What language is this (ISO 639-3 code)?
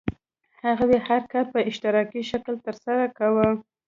pus